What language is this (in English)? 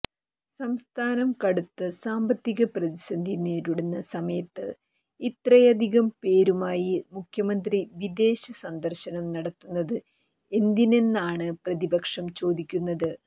Malayalam